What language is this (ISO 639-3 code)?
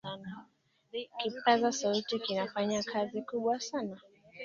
swa